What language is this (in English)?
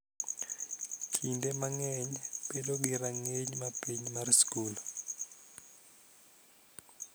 Luo (Kenya and Tanzania)